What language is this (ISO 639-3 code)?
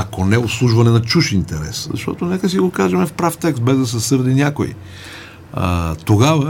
bul